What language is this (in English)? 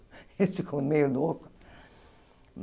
Portuguese